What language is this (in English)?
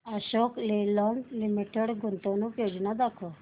Marathi